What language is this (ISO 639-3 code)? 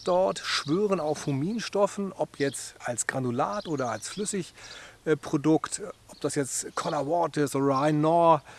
deu